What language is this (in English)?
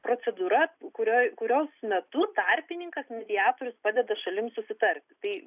Lithuanian